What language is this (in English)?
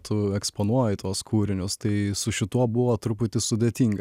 Lithuanian